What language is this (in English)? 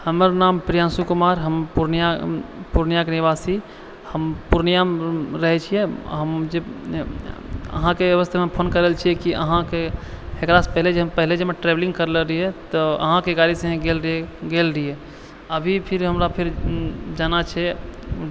Maithili